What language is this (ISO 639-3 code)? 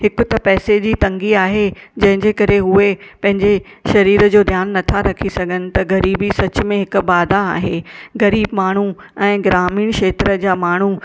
snd